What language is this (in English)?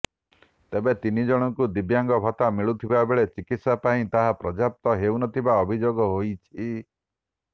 Odia